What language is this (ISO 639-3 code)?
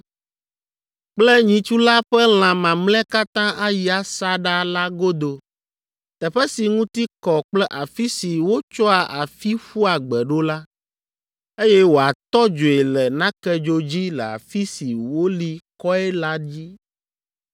ewe